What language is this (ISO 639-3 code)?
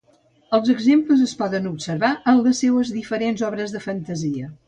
cat